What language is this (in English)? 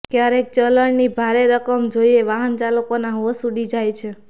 Gujarati